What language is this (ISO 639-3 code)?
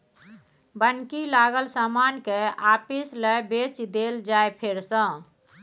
mai